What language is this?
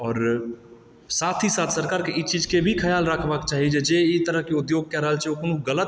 Maithili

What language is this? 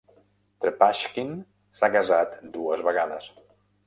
Catalan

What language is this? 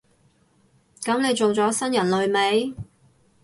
Cantonese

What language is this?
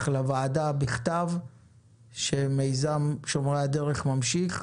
Hebrew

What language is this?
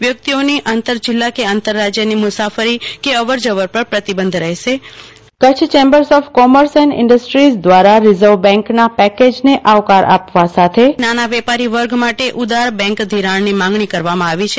Gujarati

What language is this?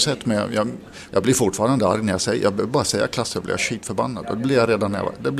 Swedish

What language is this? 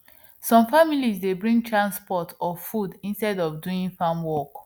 Nigerian Pidgin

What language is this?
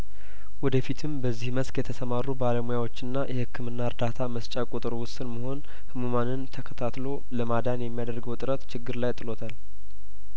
Amharic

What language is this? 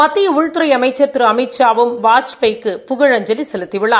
Tamil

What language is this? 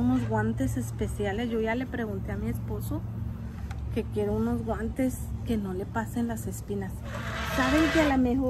Spanish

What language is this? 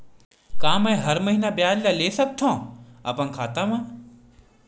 Chhattisgarhi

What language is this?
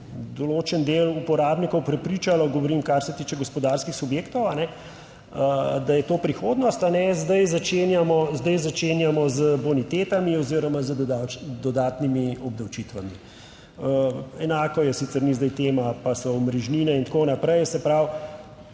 Slovenian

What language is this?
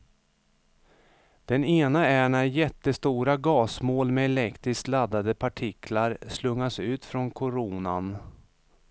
Swedish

